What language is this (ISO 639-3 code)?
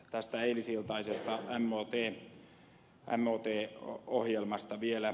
fin